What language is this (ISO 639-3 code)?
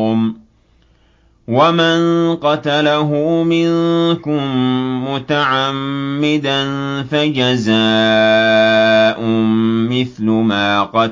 ara